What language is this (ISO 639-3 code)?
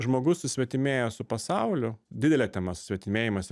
lit